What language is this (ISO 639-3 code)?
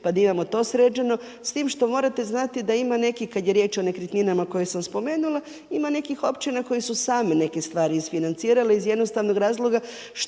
hrv